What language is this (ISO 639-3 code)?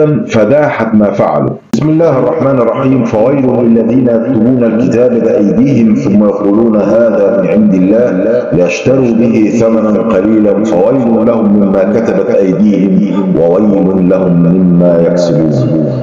ara